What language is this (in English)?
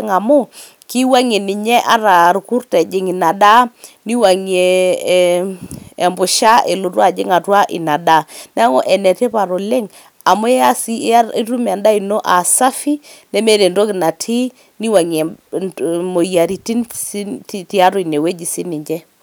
Masai